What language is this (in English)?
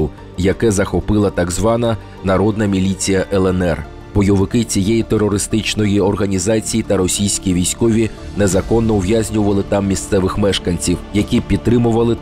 Ukrainian